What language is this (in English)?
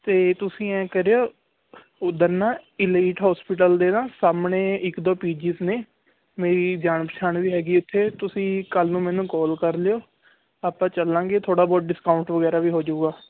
Punjabi